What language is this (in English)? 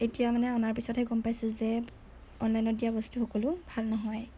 Assamese